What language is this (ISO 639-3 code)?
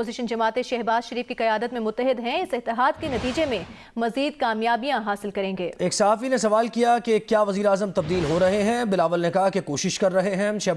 urd